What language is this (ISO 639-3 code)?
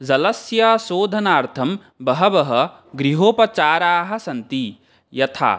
san